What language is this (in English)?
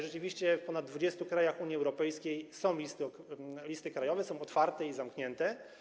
Polish